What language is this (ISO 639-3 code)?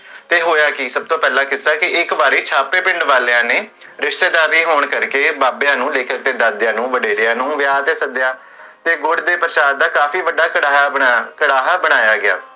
pan